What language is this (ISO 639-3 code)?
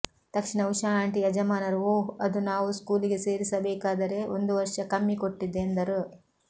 kan